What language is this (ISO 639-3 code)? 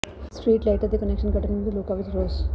pan